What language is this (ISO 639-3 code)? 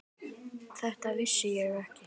isl